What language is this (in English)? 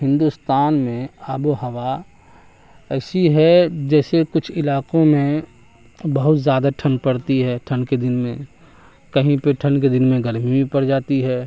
Urdu